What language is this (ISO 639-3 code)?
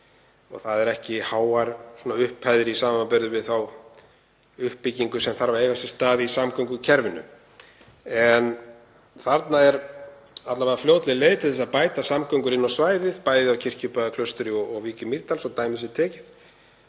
isl